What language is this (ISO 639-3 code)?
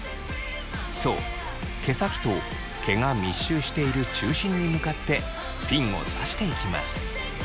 jpn